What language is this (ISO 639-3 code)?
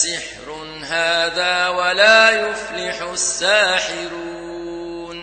ara